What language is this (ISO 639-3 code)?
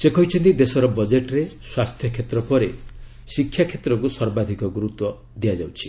ori